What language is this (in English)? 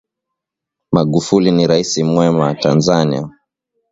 Swahili